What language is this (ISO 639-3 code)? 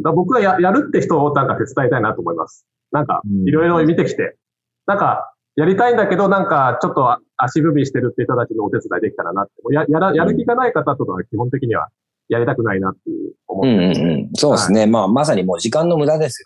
jpn